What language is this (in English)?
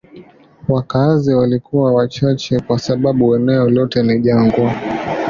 Swahili